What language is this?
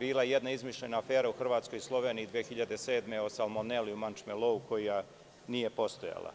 Serbian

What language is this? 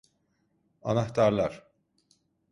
Turkish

